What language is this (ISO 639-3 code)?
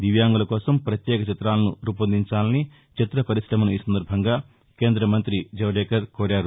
tel